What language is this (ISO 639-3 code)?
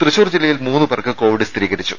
mal